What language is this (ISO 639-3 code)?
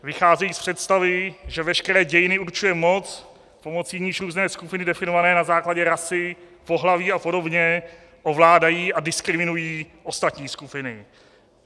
ces